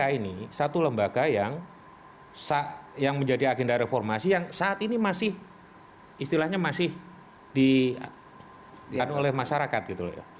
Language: Indonesian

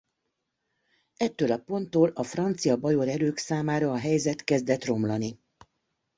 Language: Hungarian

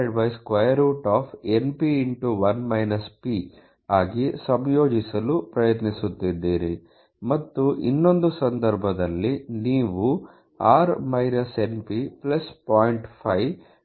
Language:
Kannada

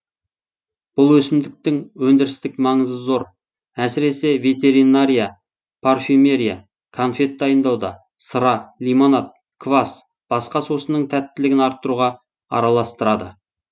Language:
Kazakh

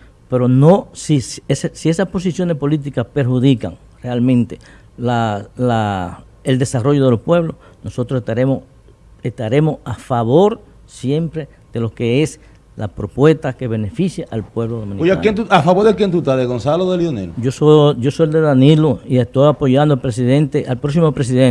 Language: Spanish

